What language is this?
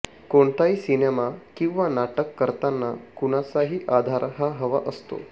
Marathi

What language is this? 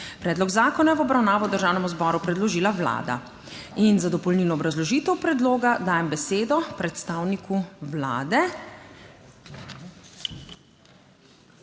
Slovenian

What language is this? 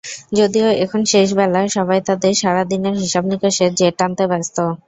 Bangla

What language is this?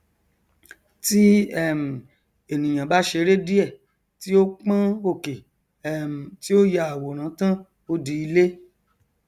Yoruba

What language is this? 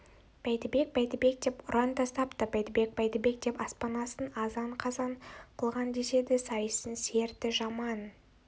Kazakh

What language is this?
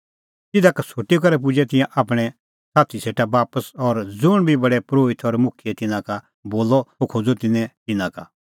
Kullu Pahari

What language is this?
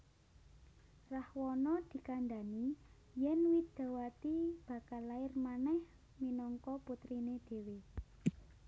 Javanese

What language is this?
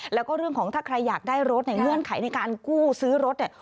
Thai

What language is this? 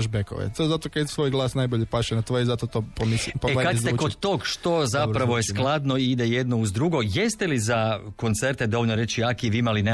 Croatian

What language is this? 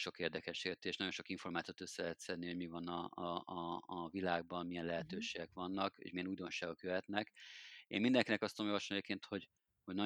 Hungarian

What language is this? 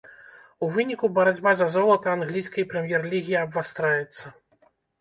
Belarusian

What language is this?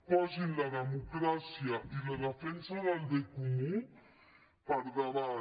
Catalan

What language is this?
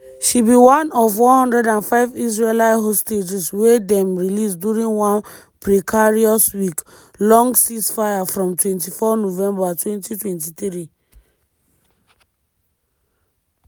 Nigerian Pidgin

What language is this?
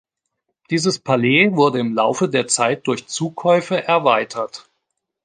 German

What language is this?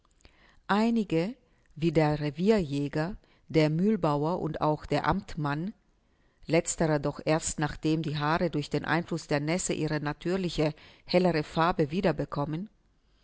German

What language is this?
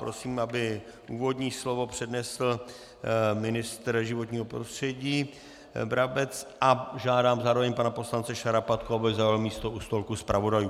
Czech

